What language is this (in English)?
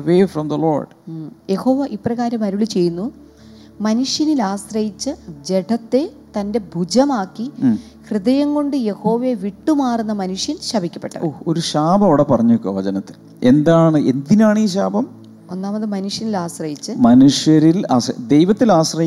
Malayalam